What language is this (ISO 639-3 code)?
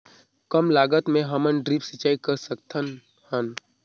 hne